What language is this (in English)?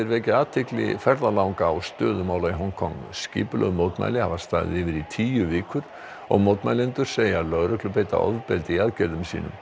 Icelandic